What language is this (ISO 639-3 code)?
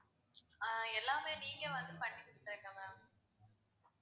tam